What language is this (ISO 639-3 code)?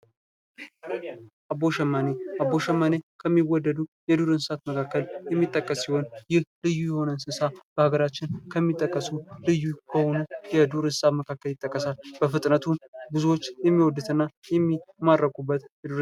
amh